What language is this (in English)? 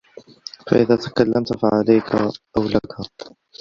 Arabic